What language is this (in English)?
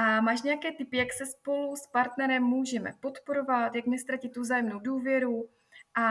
Czech